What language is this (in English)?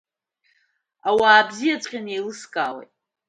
Abkhazian